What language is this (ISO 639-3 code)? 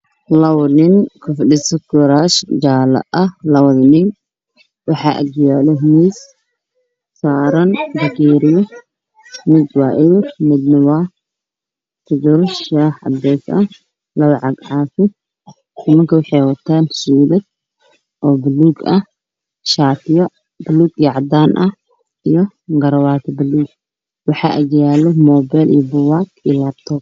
som